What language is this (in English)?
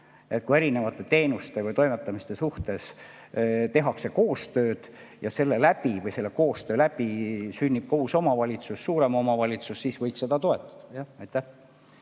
Estonian